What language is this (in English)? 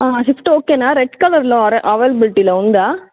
Telugu